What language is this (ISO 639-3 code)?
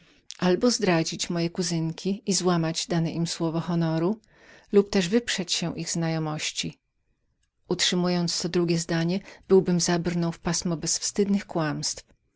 pol